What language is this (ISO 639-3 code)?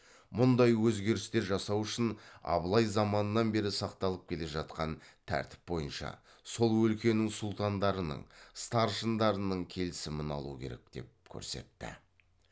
kaz